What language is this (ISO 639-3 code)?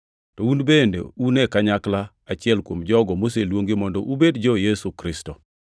luo